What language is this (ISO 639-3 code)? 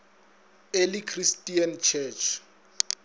nso